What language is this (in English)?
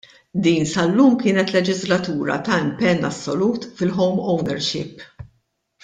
Maltese